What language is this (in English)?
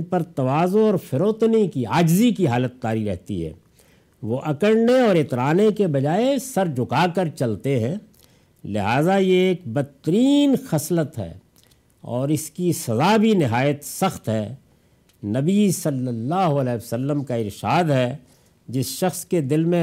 Urdu